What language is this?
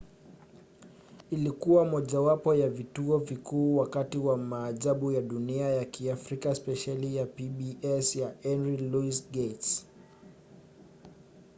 Swahili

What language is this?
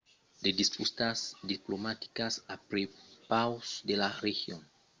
Occitan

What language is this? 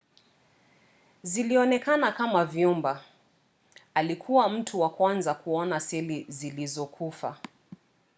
Swahili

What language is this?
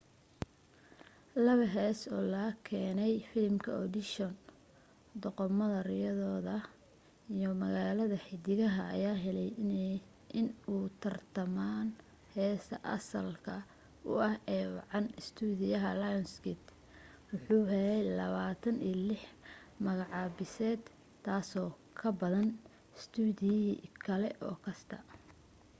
Somali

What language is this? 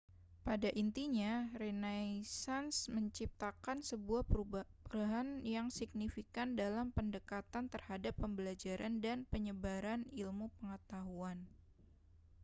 Indonesian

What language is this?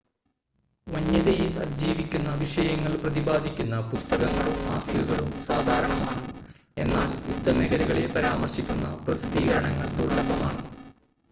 Malayalam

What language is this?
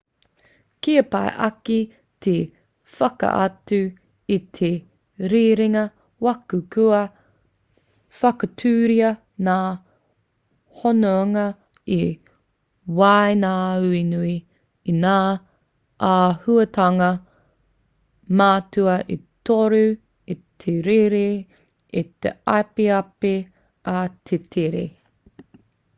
Māori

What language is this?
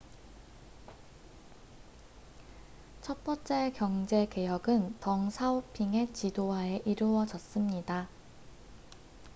Korean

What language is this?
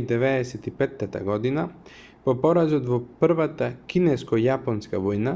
Macedonian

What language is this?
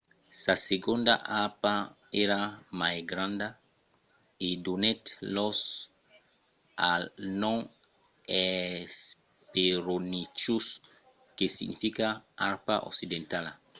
Occitan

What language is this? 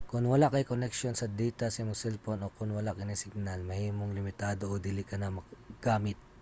Cebuano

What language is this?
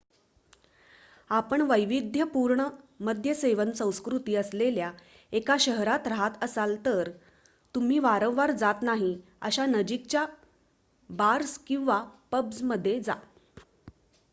Marathi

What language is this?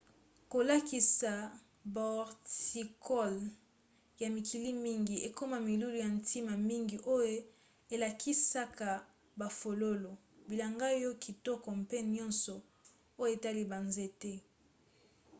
Lingala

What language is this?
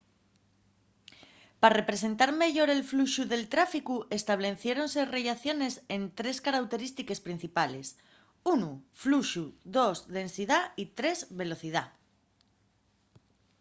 Asturian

